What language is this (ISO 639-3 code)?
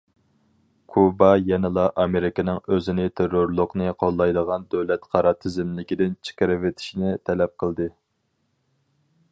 uig